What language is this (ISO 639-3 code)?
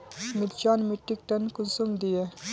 mag